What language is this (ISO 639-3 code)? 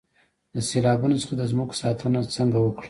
pus